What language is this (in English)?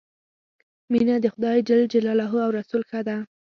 Pashto